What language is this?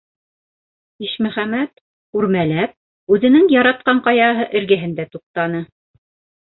Bashkir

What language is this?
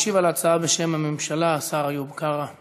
Hebrew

